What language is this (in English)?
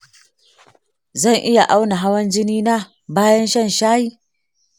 Hausa